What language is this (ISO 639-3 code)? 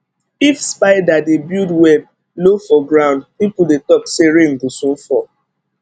pcm